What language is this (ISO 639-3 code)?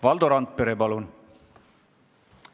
est